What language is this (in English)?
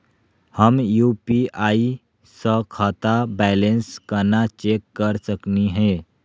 Magahi